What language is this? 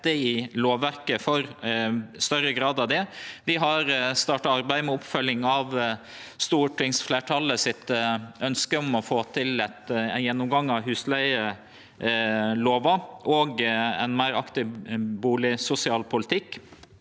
Norwegian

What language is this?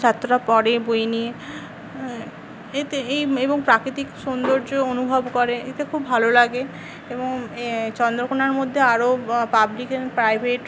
Bangla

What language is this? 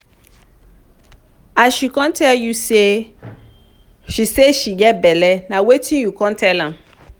Nigerian Pidgin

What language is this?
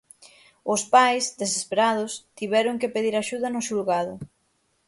Galician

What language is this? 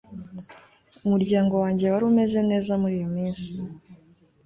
Kinyarwanda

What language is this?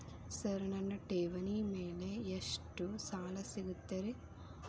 Kannada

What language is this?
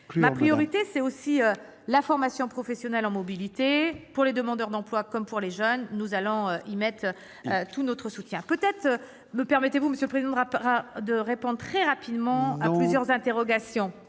French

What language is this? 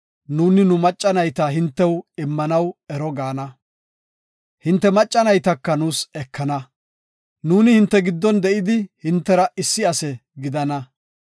Gofa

